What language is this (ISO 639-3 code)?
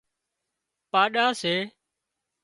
kxp